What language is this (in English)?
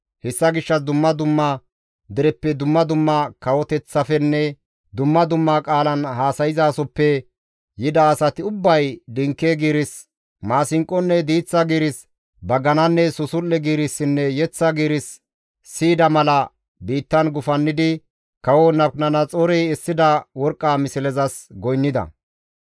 Gamo